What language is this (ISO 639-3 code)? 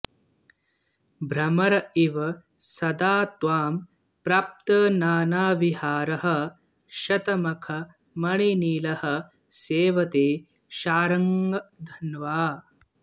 san